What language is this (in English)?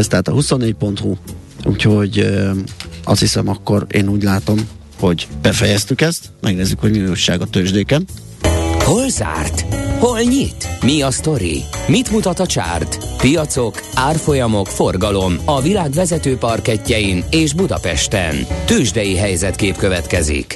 Hungarian